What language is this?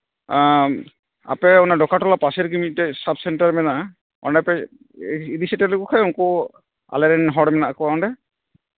Santali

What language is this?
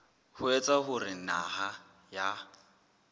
Southern Sotho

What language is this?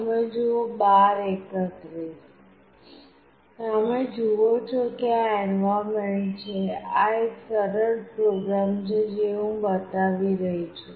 Gujarati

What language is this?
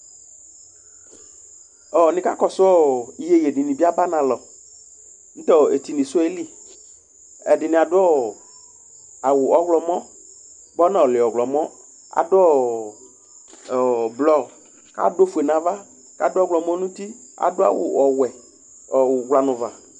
Ikposo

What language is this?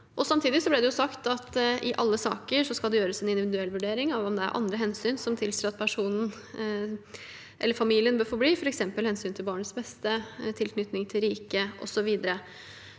Norwegian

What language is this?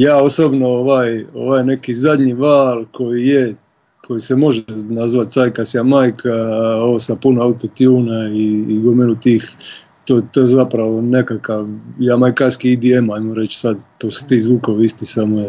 Croatian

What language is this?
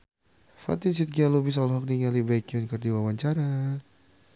Sundanese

